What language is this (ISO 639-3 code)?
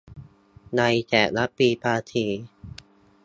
tha